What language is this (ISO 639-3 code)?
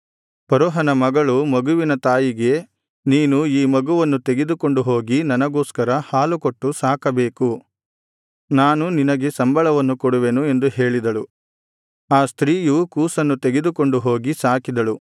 kan